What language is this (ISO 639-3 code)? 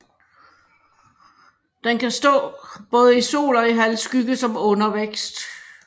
dan